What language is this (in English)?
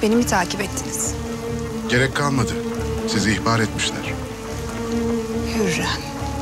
Turkish